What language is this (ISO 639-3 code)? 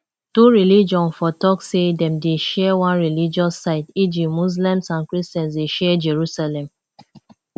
pcm